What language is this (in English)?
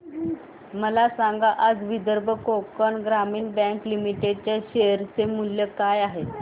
Marathi